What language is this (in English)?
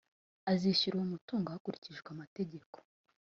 Kinyarwanda